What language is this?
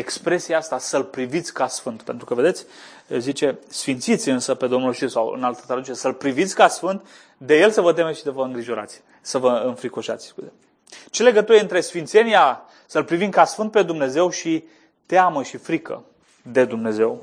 Romanian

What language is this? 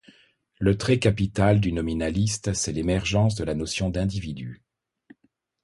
French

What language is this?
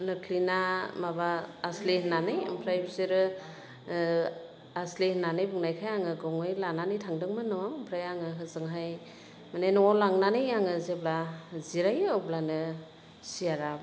Bodo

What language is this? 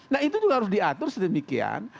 Indonesian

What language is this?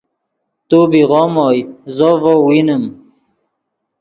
Yidgha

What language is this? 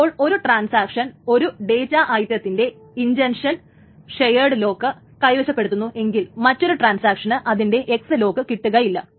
Malayalam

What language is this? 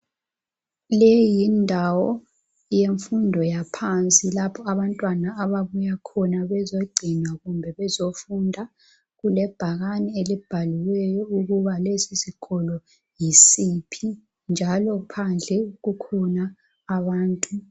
North Ndebele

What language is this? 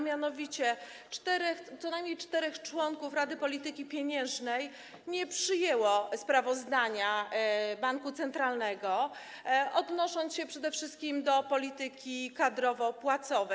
Polish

